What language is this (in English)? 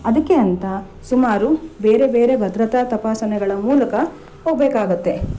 Kannada